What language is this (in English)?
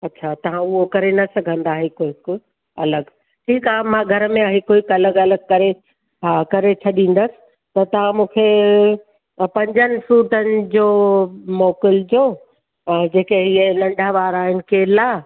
Sindhi